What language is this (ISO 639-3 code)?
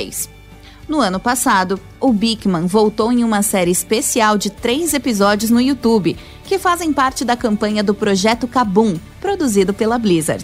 por